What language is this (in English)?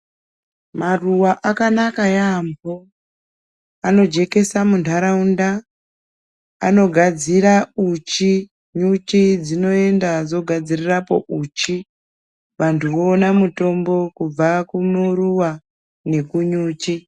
Ndau